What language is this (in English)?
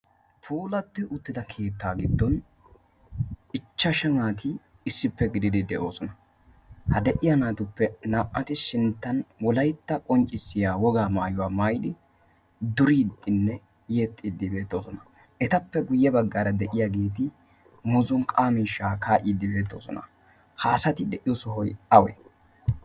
Wolaytta